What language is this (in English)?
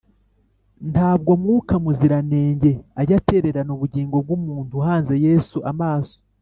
Kinyarwanda